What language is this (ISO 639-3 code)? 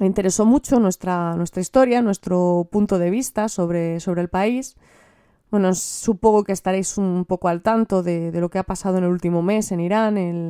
spa